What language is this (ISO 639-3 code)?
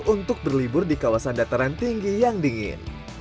ind